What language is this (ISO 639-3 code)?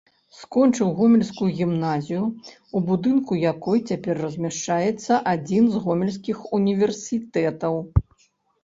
bel